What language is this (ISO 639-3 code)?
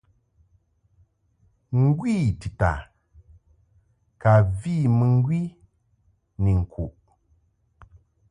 mhk